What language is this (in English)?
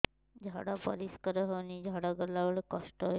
Odia